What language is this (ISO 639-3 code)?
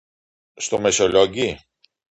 ell